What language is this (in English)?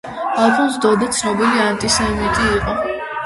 Georgian